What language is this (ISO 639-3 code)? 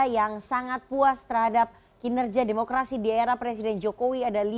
ind